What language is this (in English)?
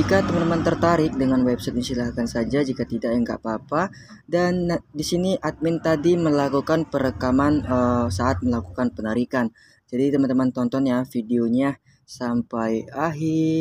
Indonesian